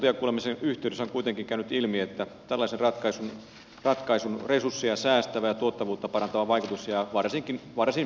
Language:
Finnish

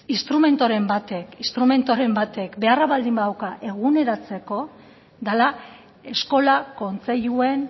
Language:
Basque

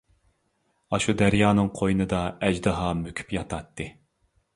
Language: Uyghur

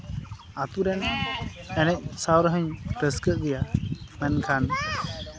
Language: Santali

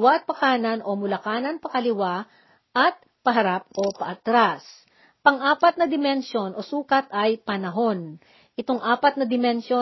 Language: Filipino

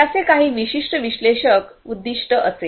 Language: Marathi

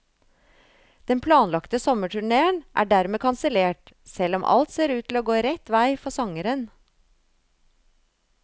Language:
Norwegian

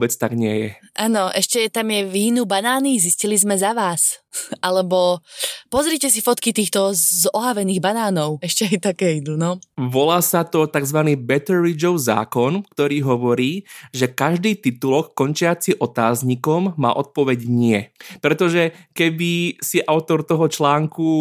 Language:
Slovak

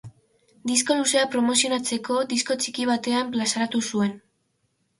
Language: Basque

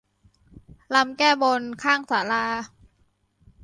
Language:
Thai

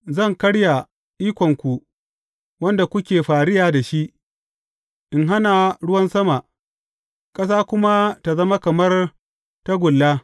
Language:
Hausa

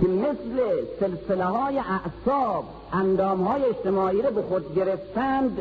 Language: Persian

